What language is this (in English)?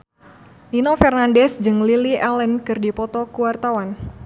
Sundanese